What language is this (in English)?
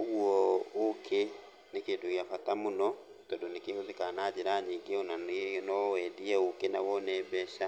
Kikuyu